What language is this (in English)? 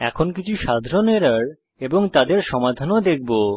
Bangla